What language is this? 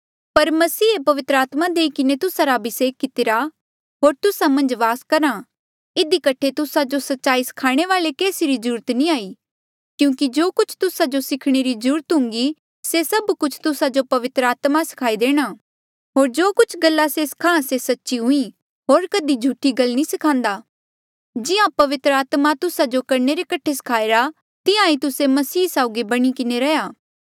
Mandeali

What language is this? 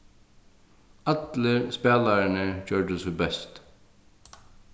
Faroese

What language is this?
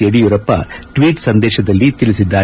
Kannada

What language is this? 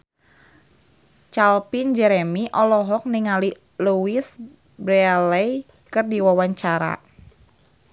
Sundanese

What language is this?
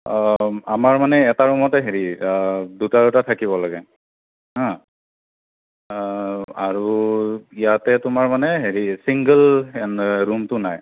Assamese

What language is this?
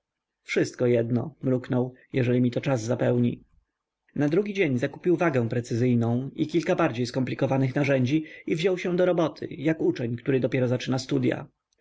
Polish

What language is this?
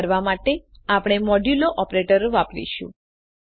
Gujarati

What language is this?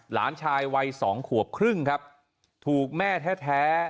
Thai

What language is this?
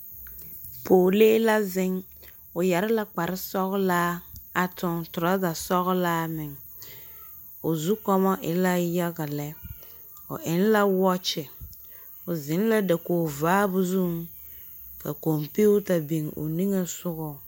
Southern Dagaare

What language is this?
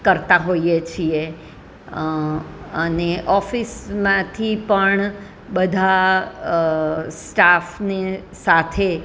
Gujarati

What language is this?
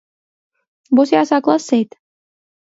Latvian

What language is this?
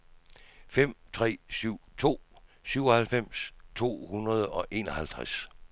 Danish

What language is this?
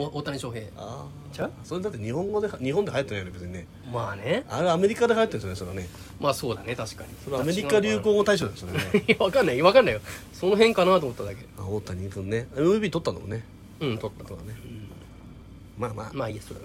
Japanese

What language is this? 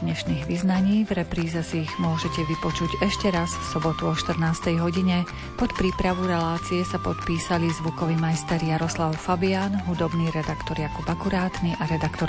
Slovak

